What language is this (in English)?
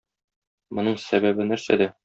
Tatar